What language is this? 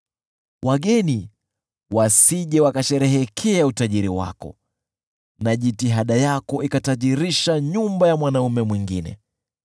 Swahili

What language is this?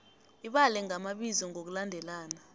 South Ndebele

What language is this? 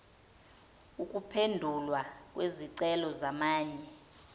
Zulu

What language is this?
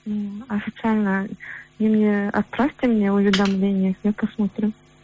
Kazakh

